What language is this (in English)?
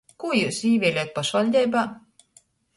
Latgalian